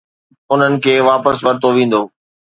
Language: Sindhi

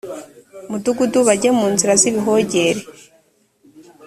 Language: Kinyarwanda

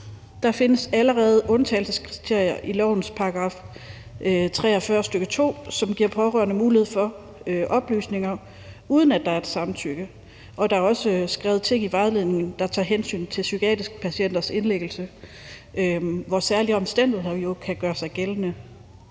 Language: Danish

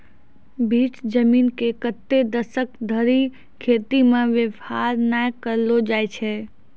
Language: Maithili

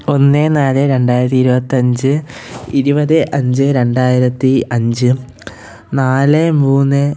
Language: Malayalam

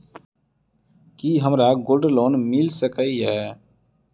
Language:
Maithili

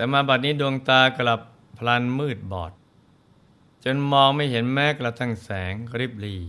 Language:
Thai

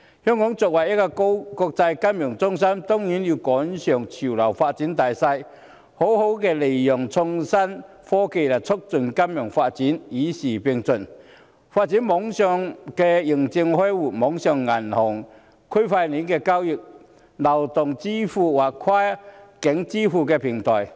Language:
Cantonese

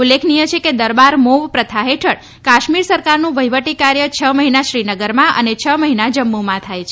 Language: Gujarati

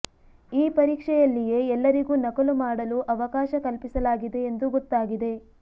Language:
Kannada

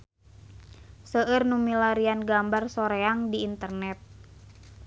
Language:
Sundanese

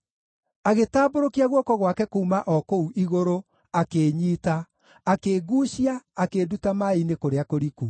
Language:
Kikuyu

